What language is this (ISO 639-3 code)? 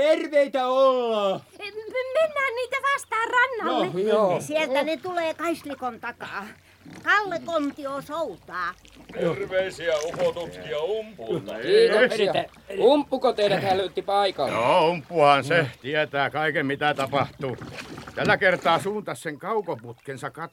fin